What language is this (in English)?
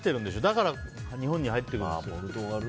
Japanese